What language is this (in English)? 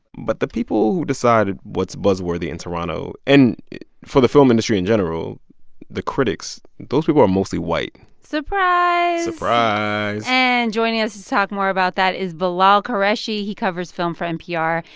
English